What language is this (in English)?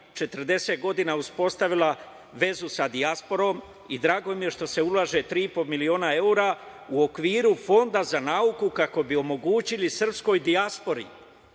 Serbian